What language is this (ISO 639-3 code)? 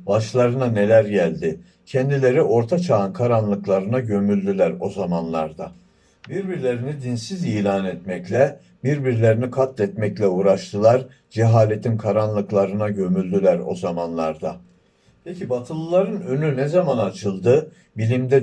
tur